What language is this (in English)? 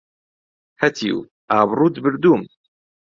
Central Kurdish